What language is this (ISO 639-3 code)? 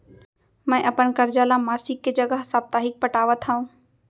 hne